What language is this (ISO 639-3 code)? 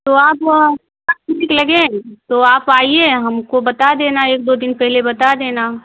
hin